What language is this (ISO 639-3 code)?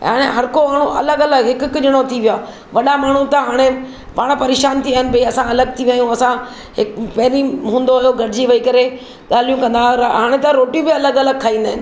snd